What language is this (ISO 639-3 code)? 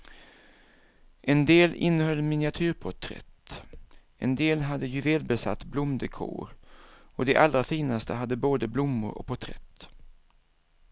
swe